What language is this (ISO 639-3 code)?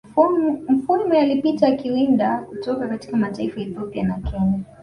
swa